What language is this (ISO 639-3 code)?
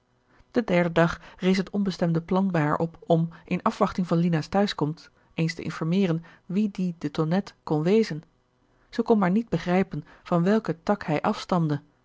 nld